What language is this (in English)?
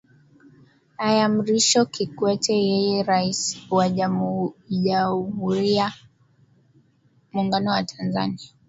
Swahili